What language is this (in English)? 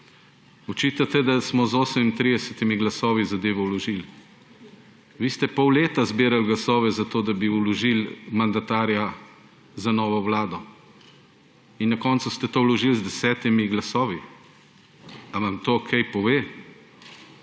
Slovenian